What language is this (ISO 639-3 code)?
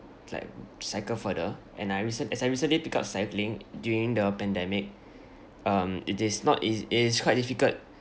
eng